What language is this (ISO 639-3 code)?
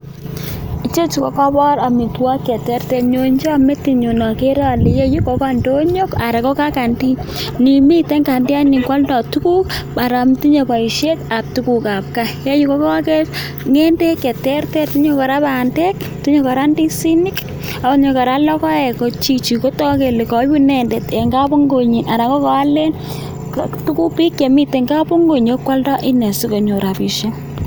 kln